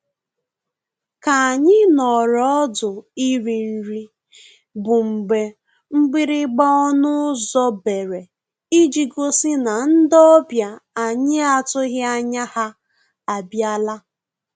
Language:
Igbo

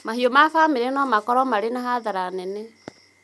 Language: Kikuyu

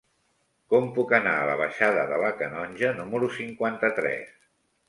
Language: Catalan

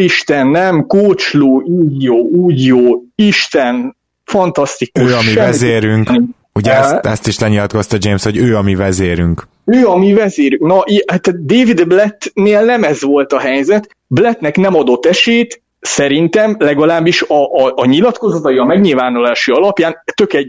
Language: Hungarian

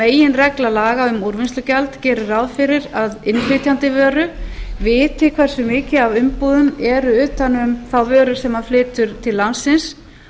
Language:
Icelandic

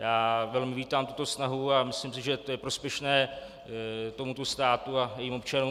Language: Czech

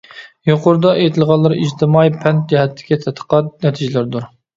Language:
Uyghur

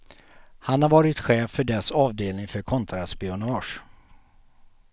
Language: Swedish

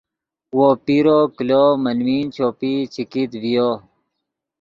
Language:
Yidgha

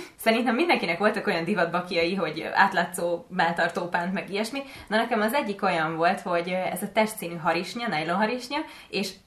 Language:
Hungarian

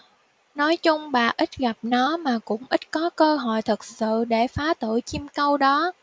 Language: Vietnamese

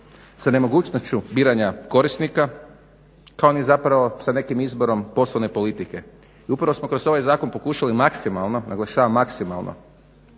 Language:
Croatian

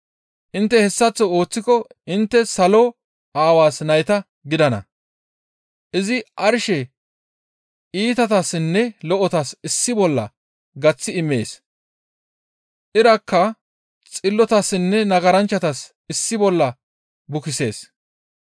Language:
Gamo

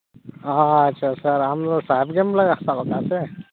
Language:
Santali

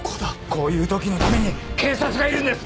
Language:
Japanese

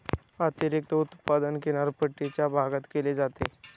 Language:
Marathi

